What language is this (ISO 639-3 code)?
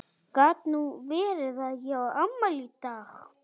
isl